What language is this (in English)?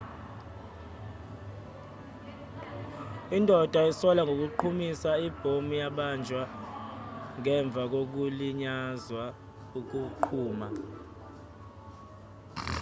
Zulu